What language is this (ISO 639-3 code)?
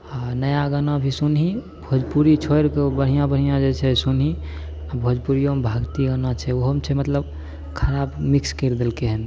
mai